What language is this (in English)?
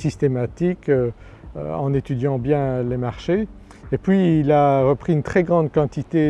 French